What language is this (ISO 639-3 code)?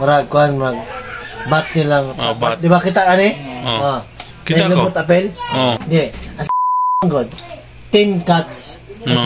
fil